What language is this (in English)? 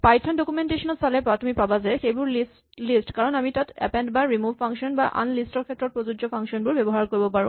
Assamese